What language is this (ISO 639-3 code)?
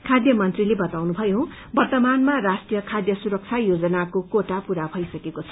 nep